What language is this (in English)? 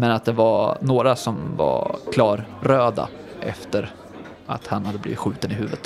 Swedish